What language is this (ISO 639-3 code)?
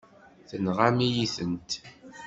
kab